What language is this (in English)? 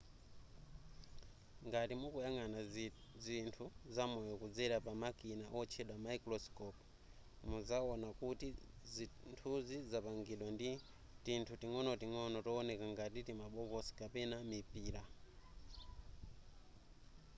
Nyanja